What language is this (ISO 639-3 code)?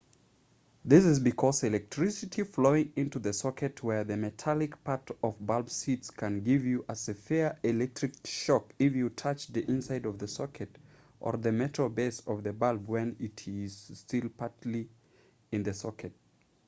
eng